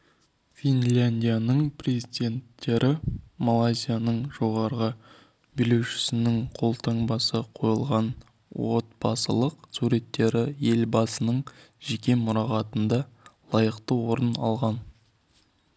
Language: Kazakh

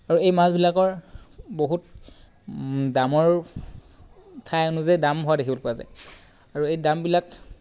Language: Assamese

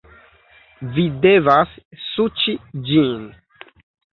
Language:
Esperanto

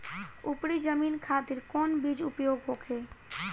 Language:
Bhojpuri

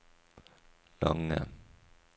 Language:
Norwegian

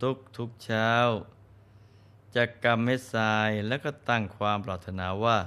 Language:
Thai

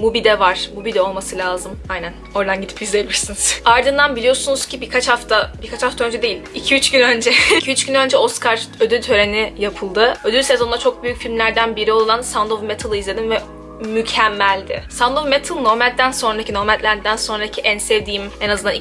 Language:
Turkish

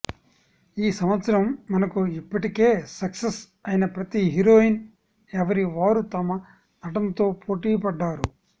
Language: Telugu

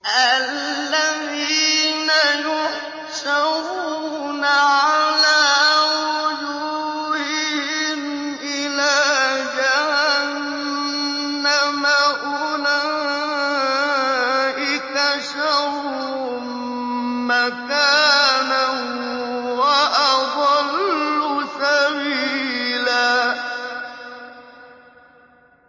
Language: Arabic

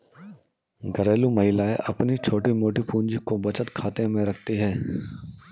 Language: Hindi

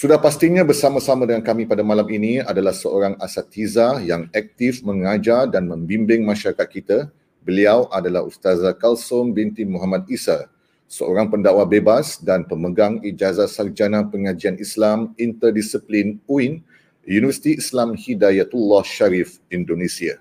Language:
Malay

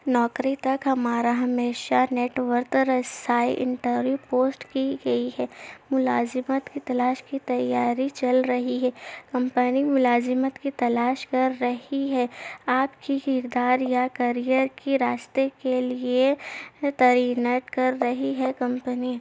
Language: Urdu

